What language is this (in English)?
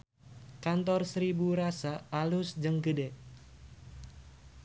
Sundanese